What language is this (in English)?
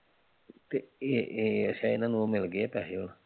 Punjabi